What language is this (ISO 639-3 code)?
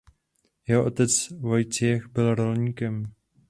ces